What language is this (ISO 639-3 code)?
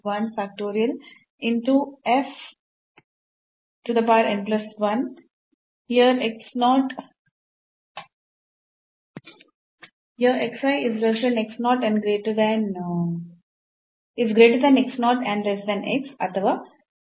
kan